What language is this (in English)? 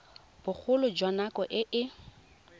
Tswana